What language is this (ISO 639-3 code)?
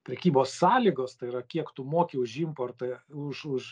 lit